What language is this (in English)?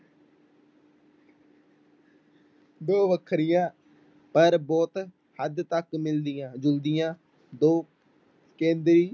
Punjabi